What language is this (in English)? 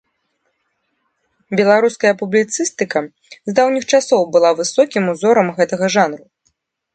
Belarusian